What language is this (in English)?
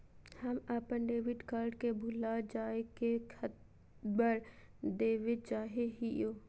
Magahi